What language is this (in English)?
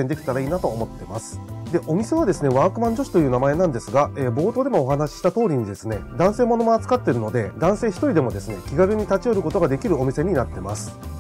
Japanese